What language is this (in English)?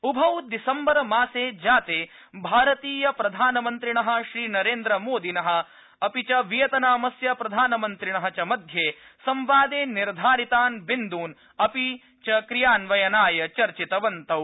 Sanskrit